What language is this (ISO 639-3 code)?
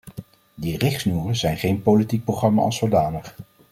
nld